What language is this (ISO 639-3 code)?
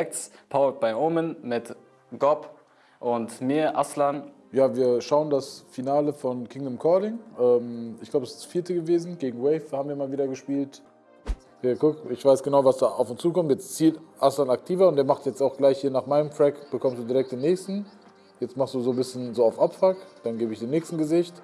deu